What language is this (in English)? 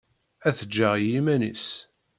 Kabyle